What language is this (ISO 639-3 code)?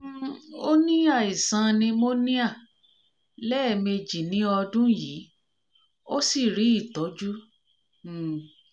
yor